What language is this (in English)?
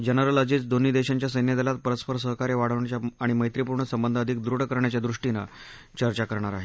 Marathi